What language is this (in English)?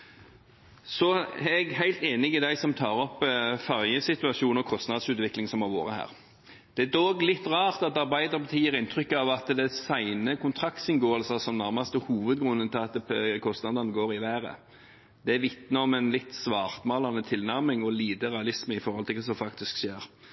Norwegian Bokmål